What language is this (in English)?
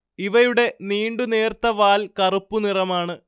Malayalam